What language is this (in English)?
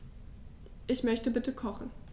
German